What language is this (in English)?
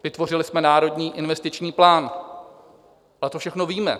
Czech